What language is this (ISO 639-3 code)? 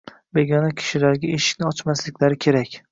uzb